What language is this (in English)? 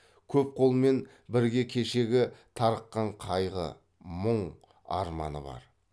Kazakh